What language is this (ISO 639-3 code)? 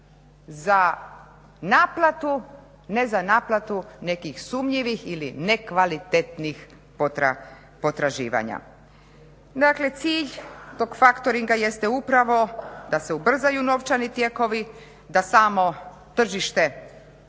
hrv